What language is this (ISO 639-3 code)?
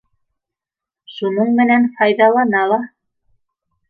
bak